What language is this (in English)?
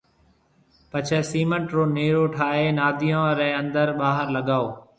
Marwari (Pakistan)